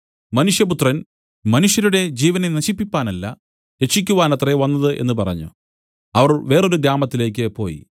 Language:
Malayalam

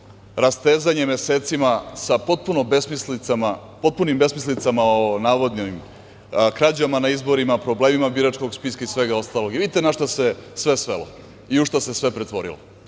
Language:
Serbian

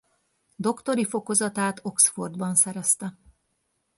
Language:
Hungarian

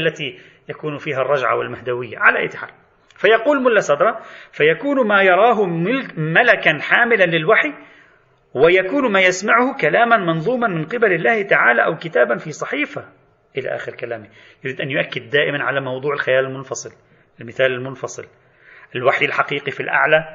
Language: Arabic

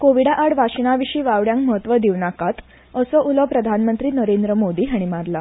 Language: Konkani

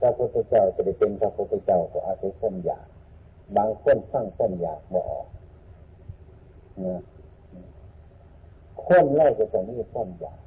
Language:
Thai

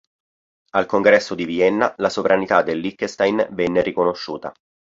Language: Italian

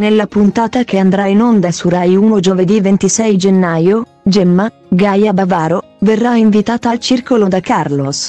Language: Italian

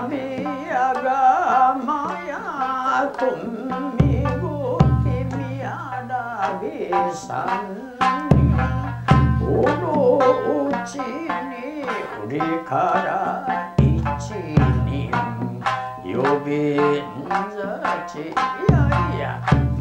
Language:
Japanese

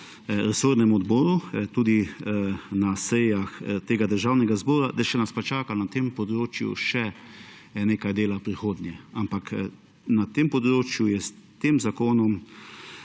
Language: Slovenian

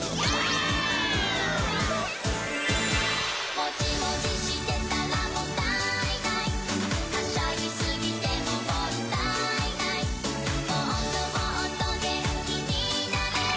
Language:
Japanese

